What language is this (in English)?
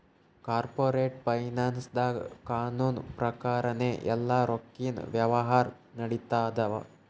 Kannada